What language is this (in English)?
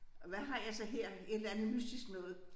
Danish